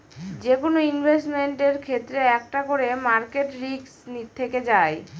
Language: Bangla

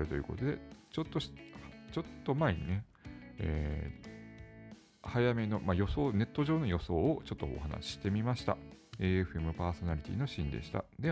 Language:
Japanese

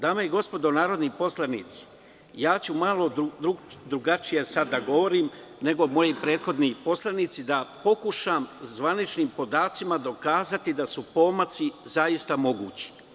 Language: Serbian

